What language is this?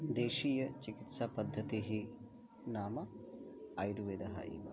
Sanskrit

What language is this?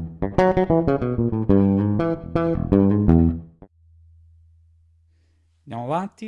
Italian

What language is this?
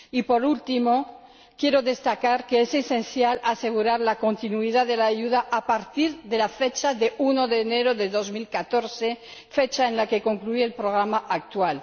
Spanish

